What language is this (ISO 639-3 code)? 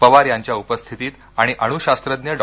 mar